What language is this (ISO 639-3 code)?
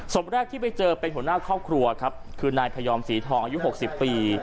tha